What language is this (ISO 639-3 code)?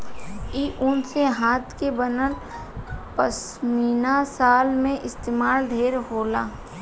bho